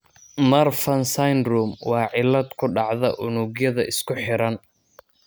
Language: Somali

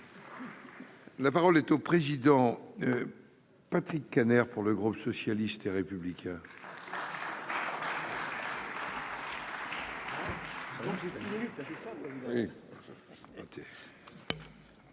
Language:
French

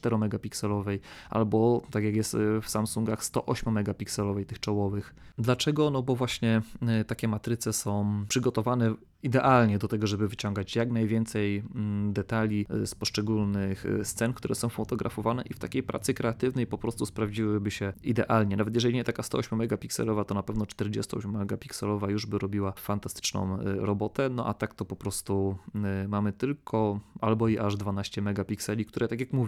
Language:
Polish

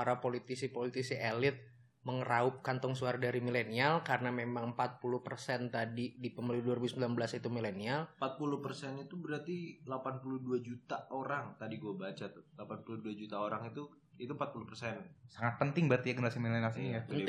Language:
Indonesian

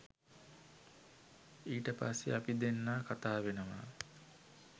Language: Sinhala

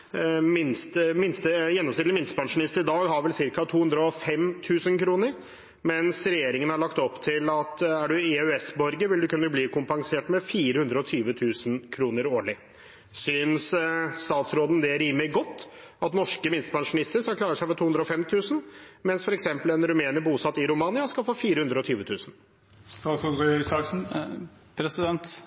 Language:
Norwegian Bokmål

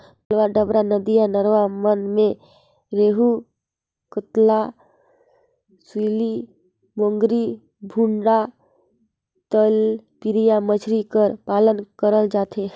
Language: Chhattisgarhi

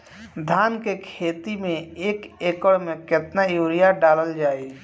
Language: Bhojpuri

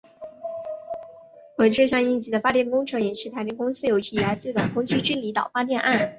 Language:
Chinese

